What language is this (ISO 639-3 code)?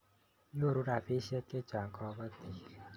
kln